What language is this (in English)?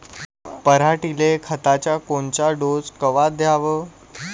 Marathi